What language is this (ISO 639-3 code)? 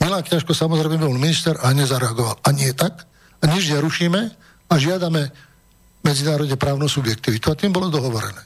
slk